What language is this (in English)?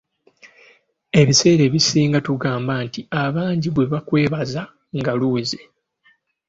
Ganda